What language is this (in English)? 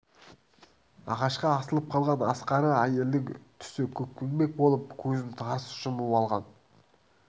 Kazakh